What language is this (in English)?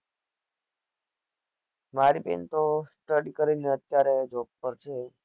Gujarati